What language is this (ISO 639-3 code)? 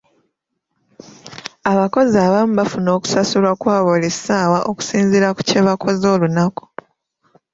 lug